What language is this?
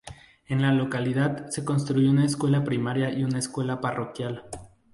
Spanish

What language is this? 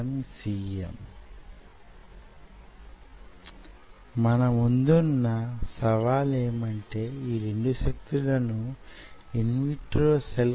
Telugu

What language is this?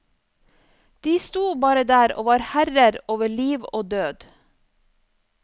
Norwegian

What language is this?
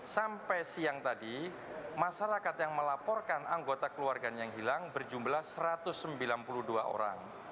Indonesian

